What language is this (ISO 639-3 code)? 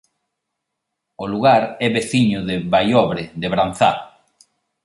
glg